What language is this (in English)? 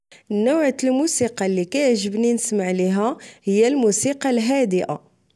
Moroccan Arabic